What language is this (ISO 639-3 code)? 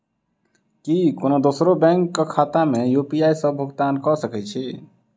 mai